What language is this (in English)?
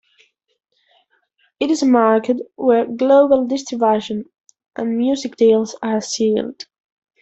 English